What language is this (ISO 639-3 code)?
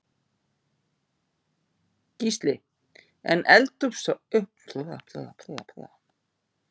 isl